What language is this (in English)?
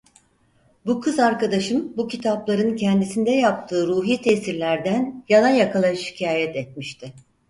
Turkish